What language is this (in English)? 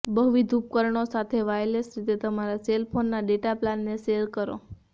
Gujarati